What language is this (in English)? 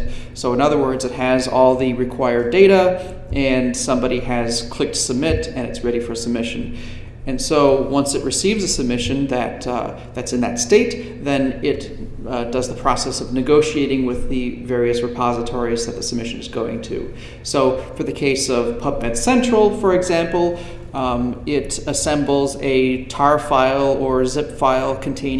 English